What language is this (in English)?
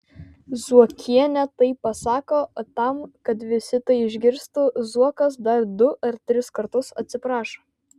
Lithuanian